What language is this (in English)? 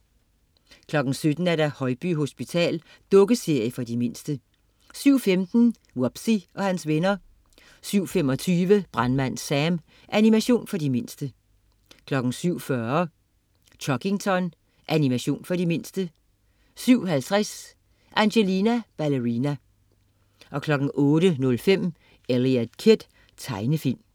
Danish